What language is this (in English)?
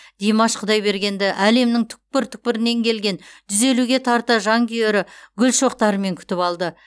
Kazakh